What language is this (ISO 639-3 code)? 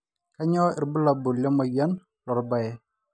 mas